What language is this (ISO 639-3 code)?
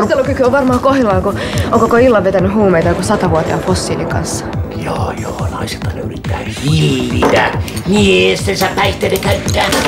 fin